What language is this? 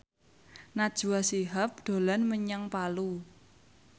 Javanese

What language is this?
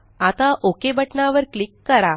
Marathi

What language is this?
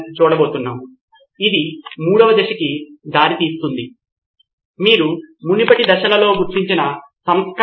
Telugu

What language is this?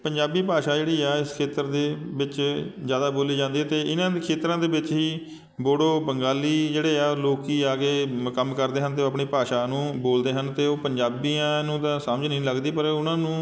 Punjabi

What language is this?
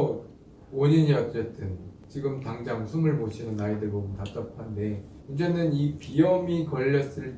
Korean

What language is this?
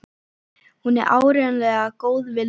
Icelandic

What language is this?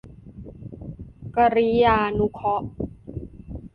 Thai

